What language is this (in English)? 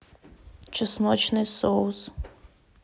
Russian